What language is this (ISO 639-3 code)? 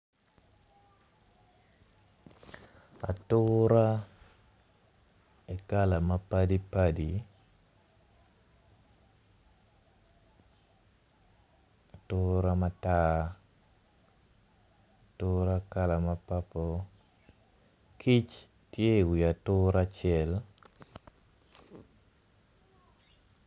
ach